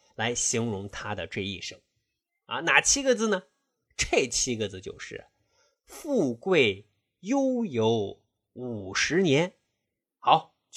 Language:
Chinese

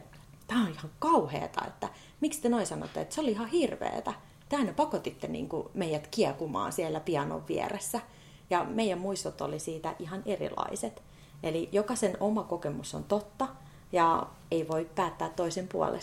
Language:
Finnish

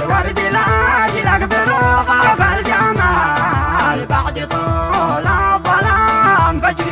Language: Arabic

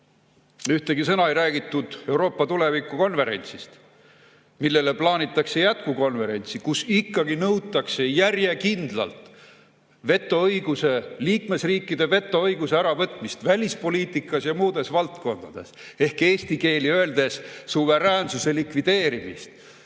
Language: Estonian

